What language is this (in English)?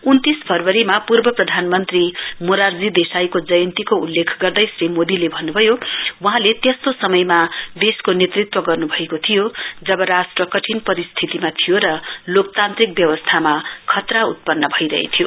Nepali